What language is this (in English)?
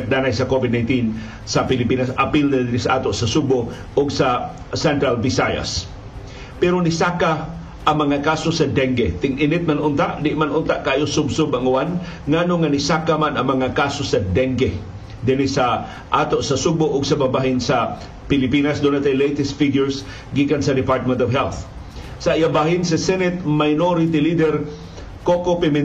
Filipino